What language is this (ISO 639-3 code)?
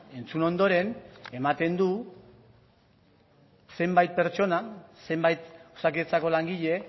eus